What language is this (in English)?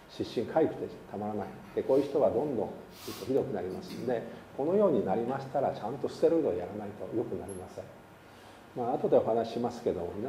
Japanese